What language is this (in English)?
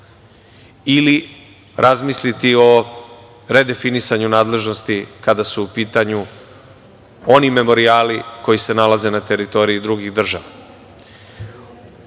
Serbian